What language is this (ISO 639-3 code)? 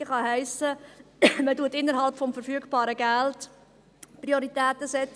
gsw